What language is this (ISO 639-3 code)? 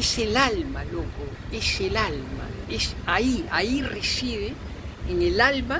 spa